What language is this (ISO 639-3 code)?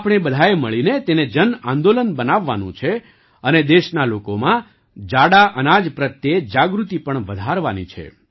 guj